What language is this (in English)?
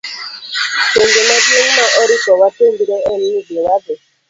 Luo (Kenya and Tanzania)